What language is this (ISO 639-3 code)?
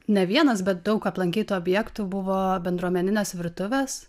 lit